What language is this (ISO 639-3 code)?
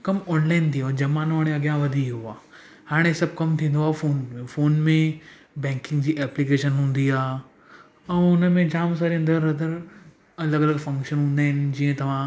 snd